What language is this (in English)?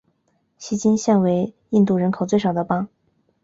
Chinese